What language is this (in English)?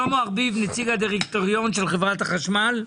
Hebrew